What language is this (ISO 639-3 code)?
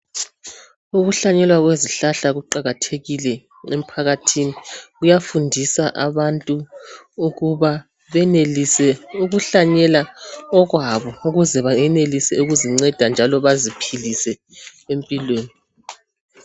nde